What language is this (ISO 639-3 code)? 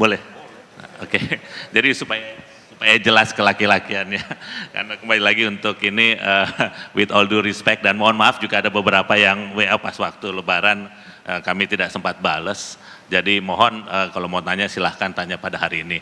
ind